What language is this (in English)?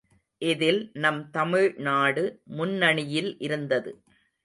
Tamil